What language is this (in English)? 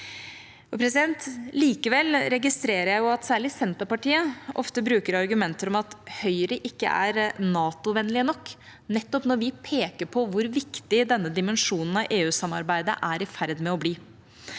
Norwegian